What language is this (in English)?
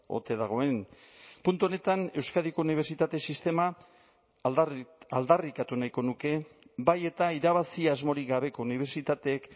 Basque